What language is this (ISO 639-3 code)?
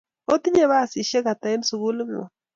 kln